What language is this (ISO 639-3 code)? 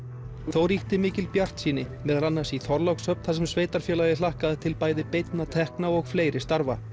isl